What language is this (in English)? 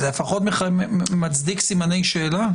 Hebrew